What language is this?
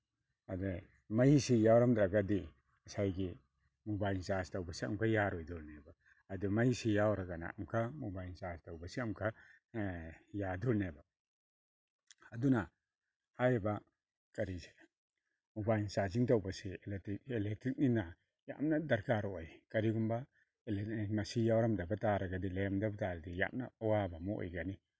Manipuri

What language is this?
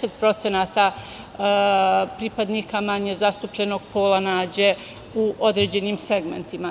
Serbian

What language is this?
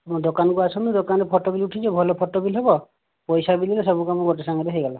Odia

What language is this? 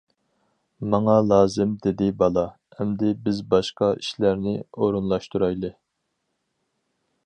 Uyghur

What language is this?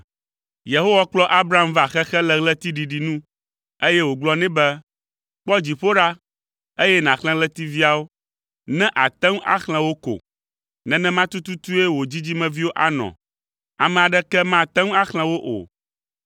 Ewe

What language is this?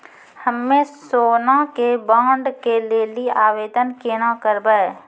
Maithili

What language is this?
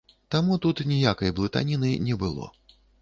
Belarusian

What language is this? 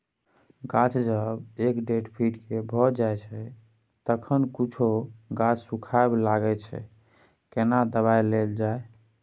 Maithili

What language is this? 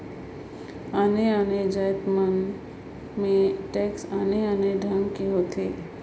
Chhattisgarhi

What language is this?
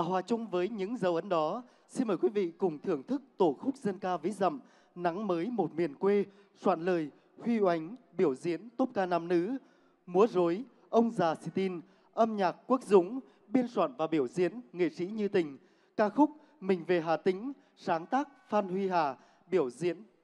Vietnamese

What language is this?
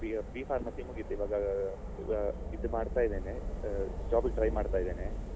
Kannada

